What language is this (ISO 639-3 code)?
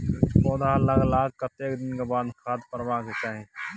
mai